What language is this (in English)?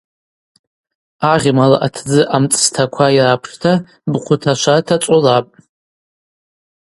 Abaza